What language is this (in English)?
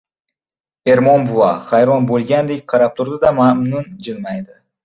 Uzbek